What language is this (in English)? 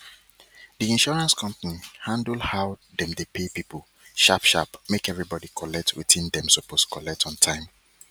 Nigerian Pidgin